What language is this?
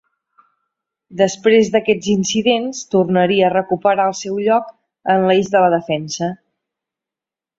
Catalan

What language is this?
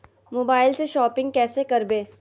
Magahi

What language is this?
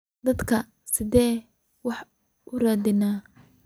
Somali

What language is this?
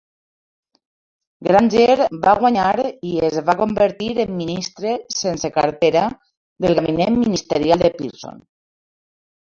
Catalan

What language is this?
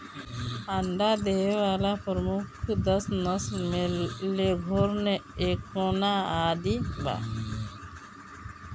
Bhojpuri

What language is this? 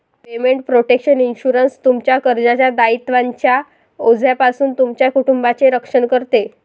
Marathi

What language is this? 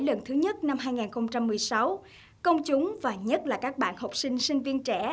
Vietnamese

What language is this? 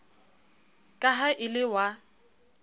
Southern Sotho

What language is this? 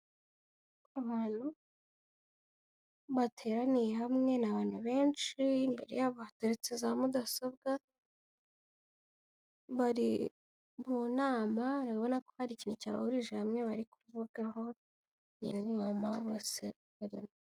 Kinyarwanda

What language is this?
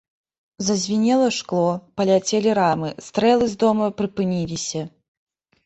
Belarusian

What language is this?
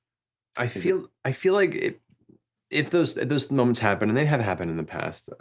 English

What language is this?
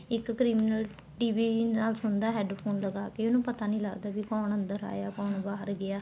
Punjabi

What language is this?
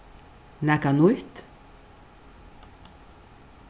Faroese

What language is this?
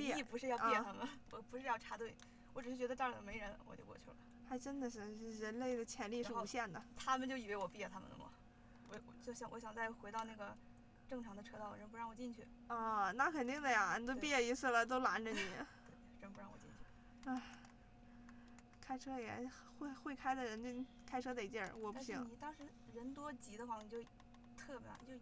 Chinese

